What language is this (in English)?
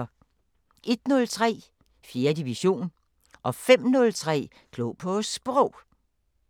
Danish